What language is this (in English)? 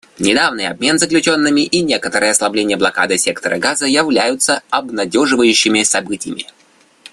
Russian